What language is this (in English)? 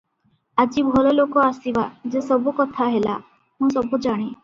Odia